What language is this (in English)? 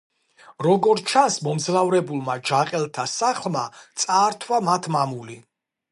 Georgian